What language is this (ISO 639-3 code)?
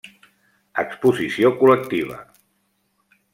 cat